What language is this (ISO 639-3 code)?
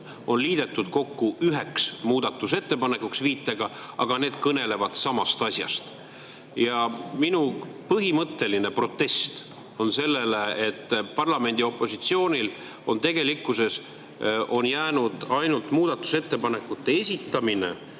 est